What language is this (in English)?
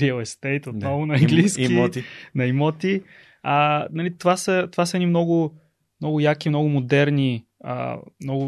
Bulgarian